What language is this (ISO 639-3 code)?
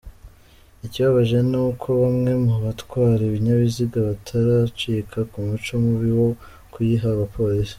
kin